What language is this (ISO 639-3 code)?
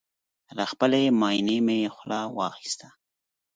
pus